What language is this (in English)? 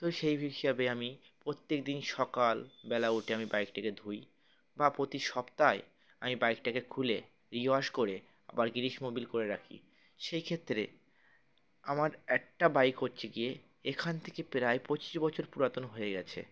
Bangla